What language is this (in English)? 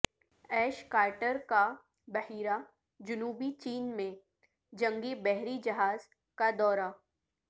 Urdu